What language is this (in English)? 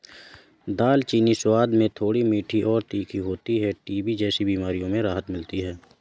Hindi